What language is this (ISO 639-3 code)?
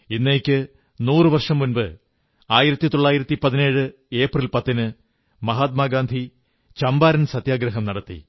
mal